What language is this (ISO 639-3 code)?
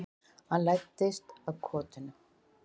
isl